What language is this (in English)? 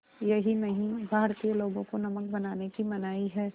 Hindi